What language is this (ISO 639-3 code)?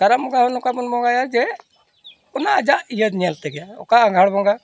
sat